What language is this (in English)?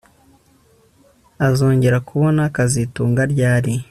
Kinyarwanda